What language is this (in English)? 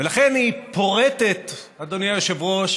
Hebrew